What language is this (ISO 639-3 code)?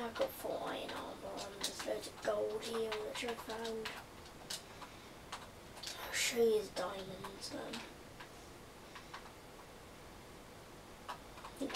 eng